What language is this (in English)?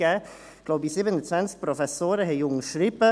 Swiss German